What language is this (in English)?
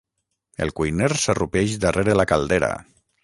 Catalan